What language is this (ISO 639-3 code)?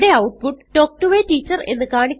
mal